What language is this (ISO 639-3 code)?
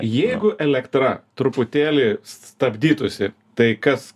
lit